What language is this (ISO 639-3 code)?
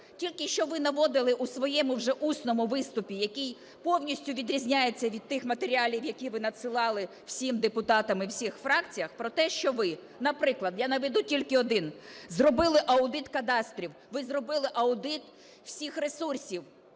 ukr